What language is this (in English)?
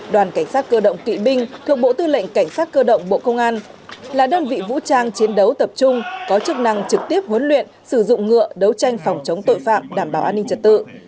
Vietnamese